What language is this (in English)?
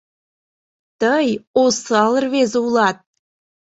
Mari